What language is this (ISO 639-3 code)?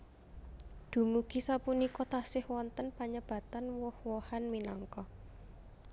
jav